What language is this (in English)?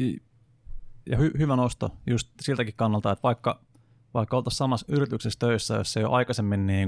Finnish